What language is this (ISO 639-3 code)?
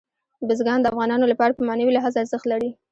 pus